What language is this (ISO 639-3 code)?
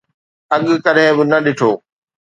snd